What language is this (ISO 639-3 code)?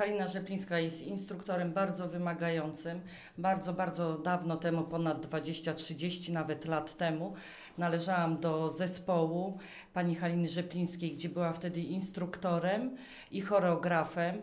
pol